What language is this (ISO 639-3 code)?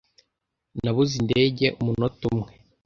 kin